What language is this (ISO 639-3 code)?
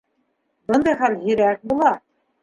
bak